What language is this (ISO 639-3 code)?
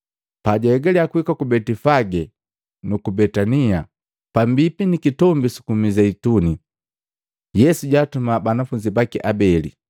mgv